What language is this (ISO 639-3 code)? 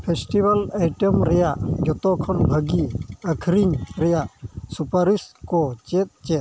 sat